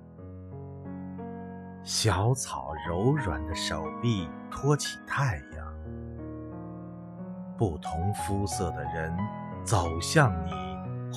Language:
Chinese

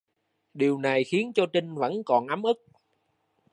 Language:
Vietnamese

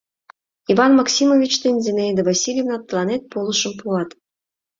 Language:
Mari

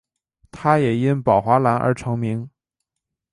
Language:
Chinese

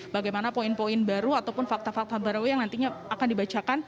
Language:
Indonesian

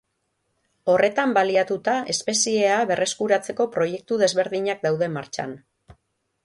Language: Basque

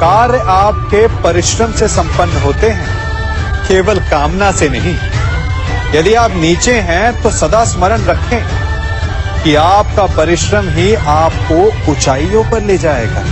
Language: Hindi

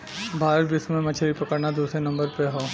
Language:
Bhojpuri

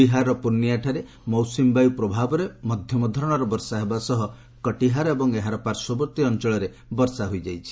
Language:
Odia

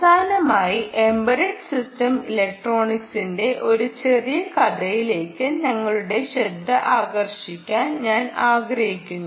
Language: Malayalam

